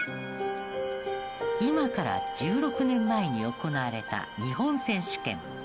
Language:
Japanese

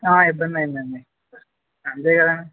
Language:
Telugu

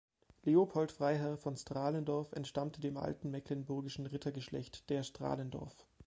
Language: German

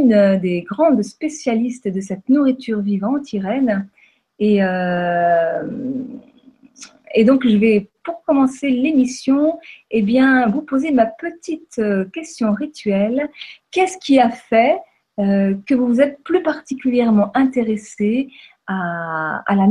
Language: French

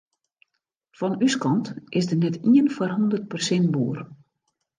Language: Western Frisian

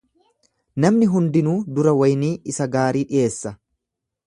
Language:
Oromo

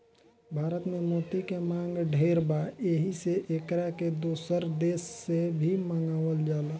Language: Bhojpuri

